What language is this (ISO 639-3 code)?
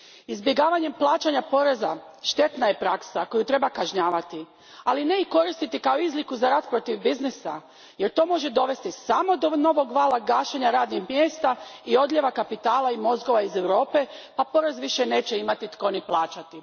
hrv